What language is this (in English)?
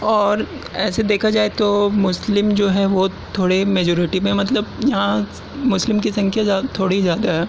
Urdu